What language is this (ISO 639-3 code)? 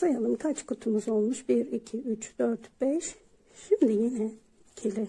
tur